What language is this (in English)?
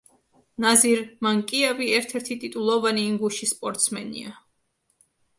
Georgian